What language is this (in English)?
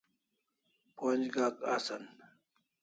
Kalasha